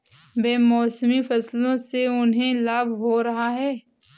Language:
Hindi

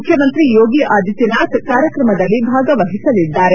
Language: Kannada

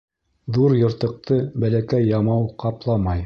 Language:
Bashkir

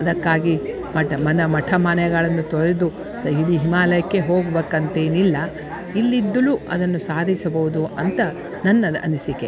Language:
Kannada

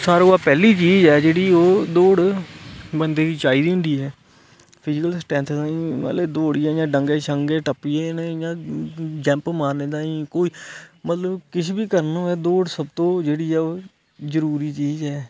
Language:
Dogri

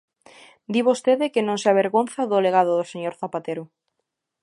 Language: Galician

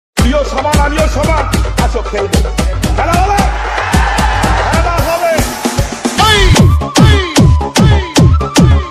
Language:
Thai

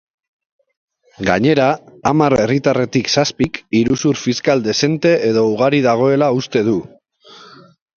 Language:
Basque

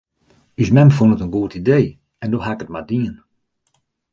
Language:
Western Frisian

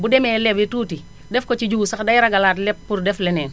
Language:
Wolof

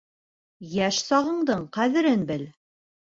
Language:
Bashkir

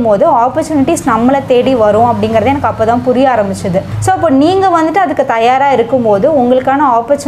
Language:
Thai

